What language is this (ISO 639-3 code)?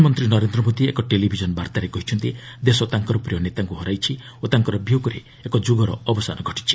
ori